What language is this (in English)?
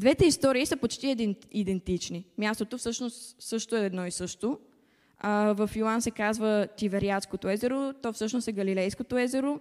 Bulgarian